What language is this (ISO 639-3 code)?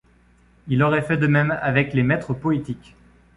fra